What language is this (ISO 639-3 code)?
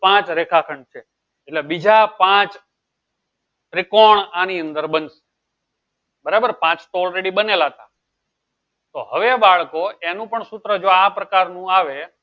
guj